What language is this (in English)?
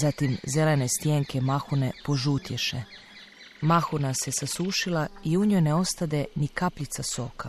Croatian